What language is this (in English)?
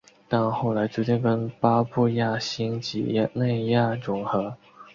Chinese